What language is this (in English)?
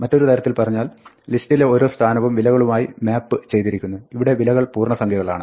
Malayalam